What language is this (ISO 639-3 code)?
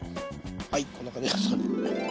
jpn